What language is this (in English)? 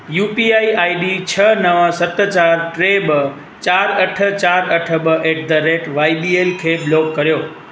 Sindhi